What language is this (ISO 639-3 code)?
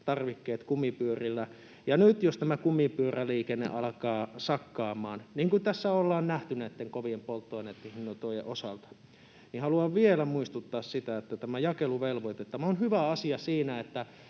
fin